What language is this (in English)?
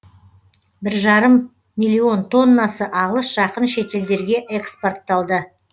Kazakh